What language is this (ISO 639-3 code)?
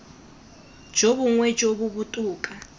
tsn